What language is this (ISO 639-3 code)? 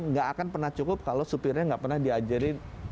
ind